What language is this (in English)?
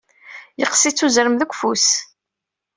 Kabyle